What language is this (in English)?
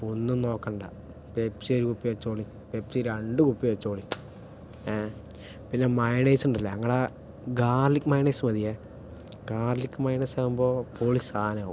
Malayalam